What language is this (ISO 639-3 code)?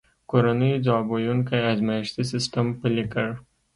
pus